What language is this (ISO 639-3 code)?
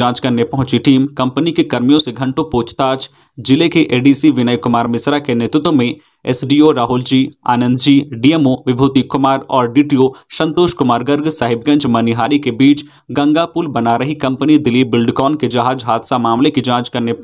hin